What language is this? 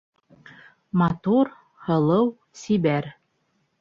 Bashkir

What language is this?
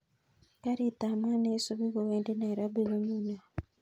Kalenjin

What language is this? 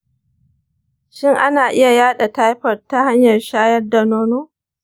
Hausa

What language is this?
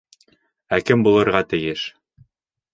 Bashkir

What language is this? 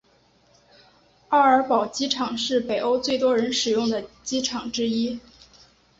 Chinese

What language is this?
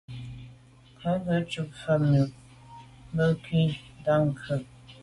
Medumba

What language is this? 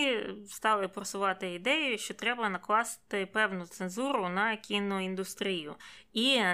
Ukrainian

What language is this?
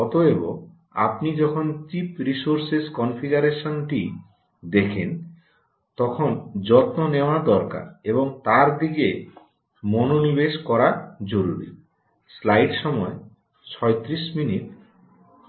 Bangla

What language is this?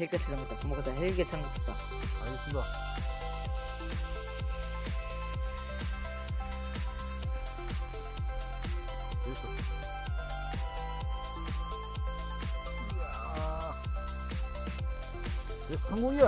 Korean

